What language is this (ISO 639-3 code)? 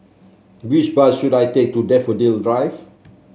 eng